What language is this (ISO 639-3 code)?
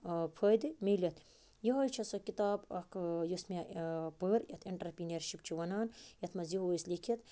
kas